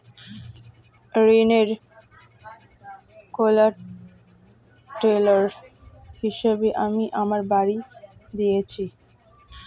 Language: Bangla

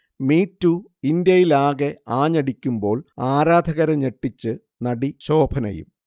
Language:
Malayalam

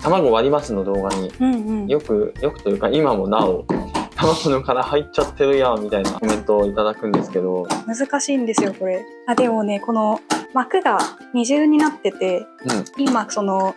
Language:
Japanese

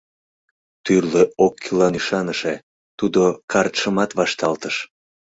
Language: Mari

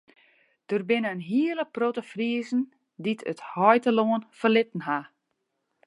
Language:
Western Frisian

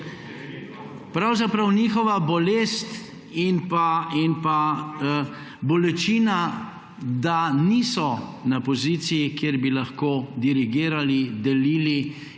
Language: Slovenian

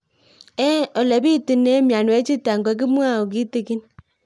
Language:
Kalenjin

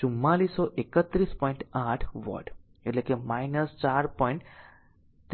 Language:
Gujarati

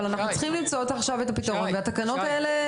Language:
Hebrew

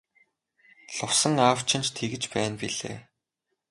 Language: Mongolian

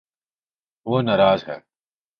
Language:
Urdu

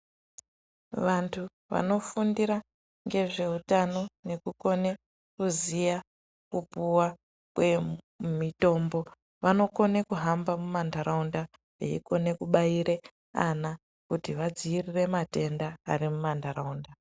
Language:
Ndau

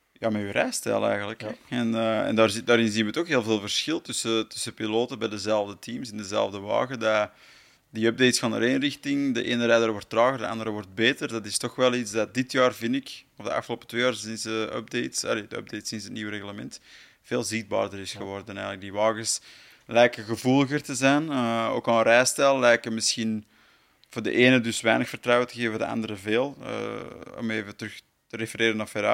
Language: Dutch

